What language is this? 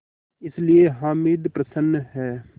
Hindi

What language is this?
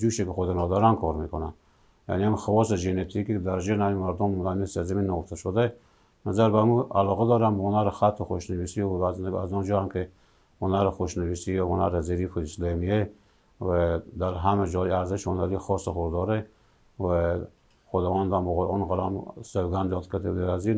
Persian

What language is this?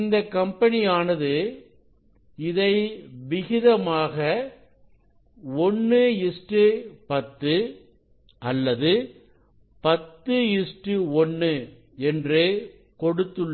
Tamil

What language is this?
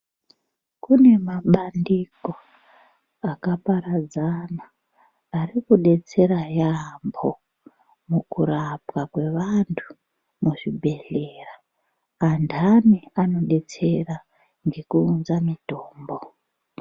Ndau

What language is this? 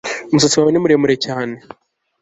Kinyarwanda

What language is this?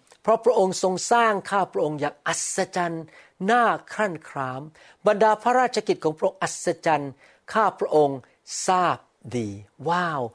Thai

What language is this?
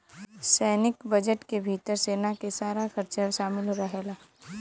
Bhojpuri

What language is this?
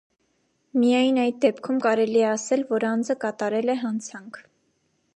Armenian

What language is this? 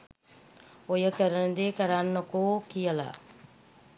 Sinhala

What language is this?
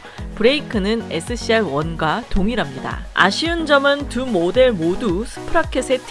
Korean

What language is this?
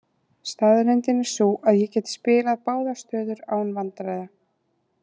Icelandic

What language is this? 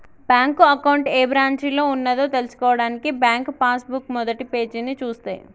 Telugu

